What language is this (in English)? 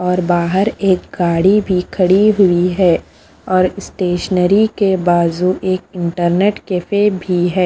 Hindi